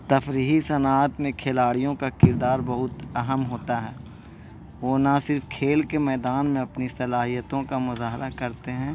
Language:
Urdu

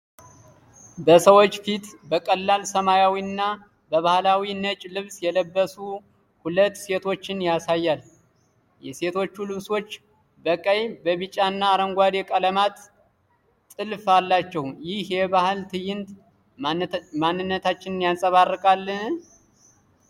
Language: Amharic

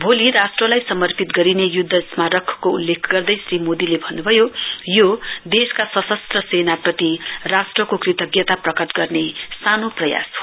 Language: Nepali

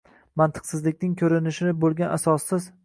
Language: Uzbek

